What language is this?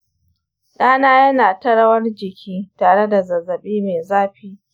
Hausa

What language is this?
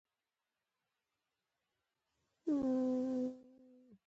Pashto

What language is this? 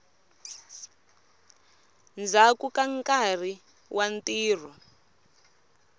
Tsonga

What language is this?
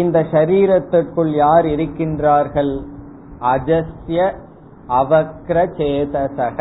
Tamil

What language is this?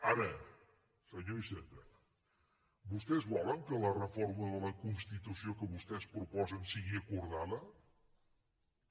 Catalan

